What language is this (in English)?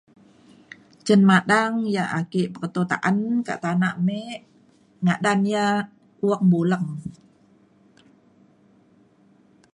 Mainstream Kenyah